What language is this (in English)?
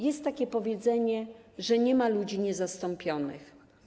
Polish